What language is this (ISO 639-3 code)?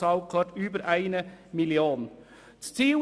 gsw